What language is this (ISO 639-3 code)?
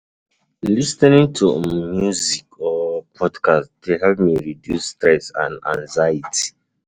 pcm